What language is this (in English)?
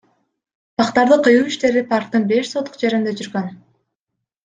Kyrgyz